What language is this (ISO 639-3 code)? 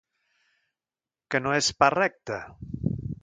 cat